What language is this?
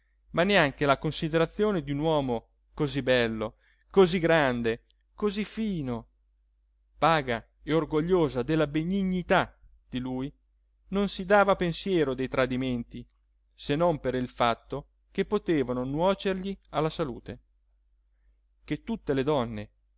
Italian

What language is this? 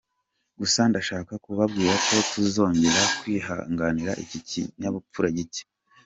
Kinyarwanda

